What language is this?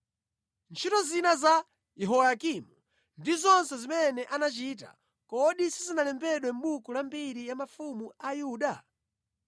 Nyanja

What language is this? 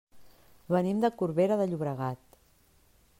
Catalan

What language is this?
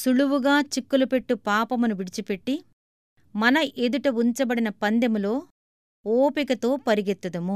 Telugu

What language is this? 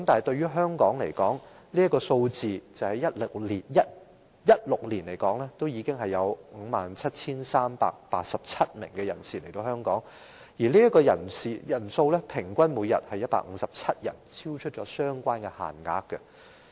Cantonese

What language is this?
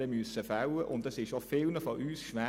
Swiss German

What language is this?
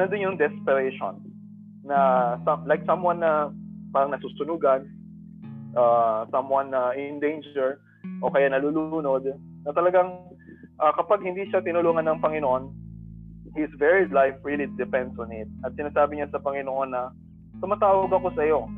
Filipino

